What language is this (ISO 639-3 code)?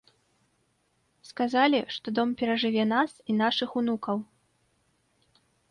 bel